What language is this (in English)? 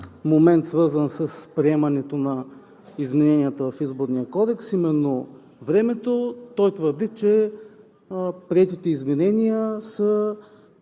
Bulgarian